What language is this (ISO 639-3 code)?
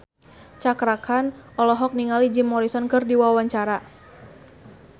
sun